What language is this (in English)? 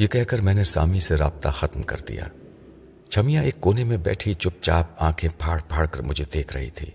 Urdu